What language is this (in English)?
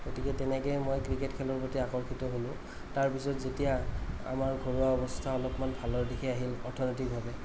Assamese